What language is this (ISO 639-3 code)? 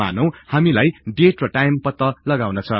nep